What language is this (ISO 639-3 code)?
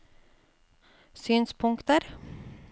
nor